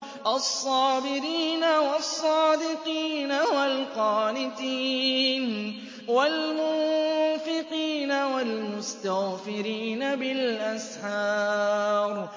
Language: Arabic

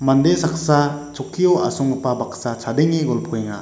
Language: Garo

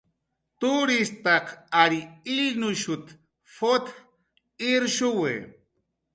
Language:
Jaqaru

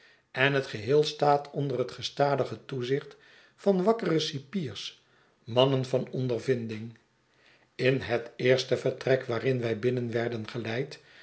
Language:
Dutch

